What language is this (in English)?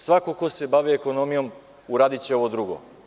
Serbian